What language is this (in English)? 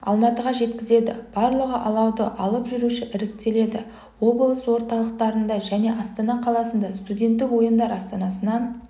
Kazakh